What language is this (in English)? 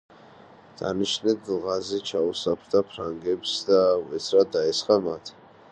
Georgian